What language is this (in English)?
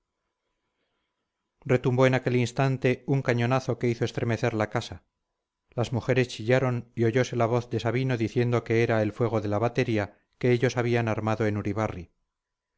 Spanish